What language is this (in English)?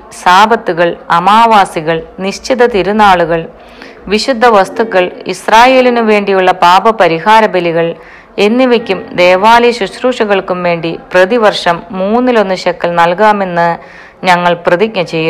Malayalam